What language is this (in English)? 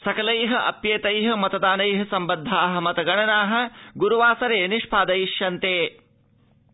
Sanskrit